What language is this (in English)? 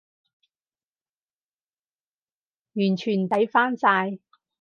Cantonese